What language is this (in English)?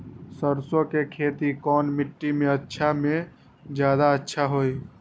Magahi